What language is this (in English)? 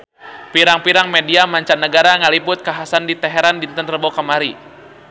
Sundanese